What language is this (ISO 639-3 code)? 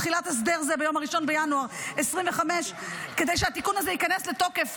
heb